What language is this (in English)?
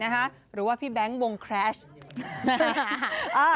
Thai